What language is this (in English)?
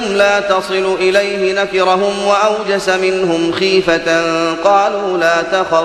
Arabic